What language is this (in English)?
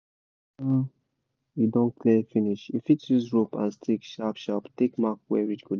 Nigerian Pidgin